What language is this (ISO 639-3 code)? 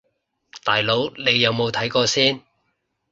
yue